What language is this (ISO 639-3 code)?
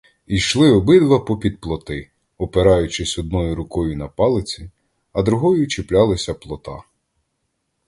ukr